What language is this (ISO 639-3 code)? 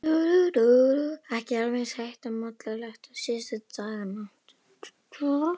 isl